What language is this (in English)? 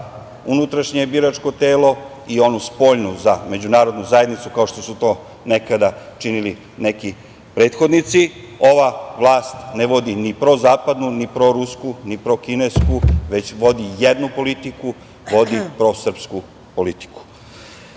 Serbian